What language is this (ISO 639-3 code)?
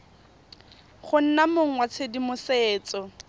tsn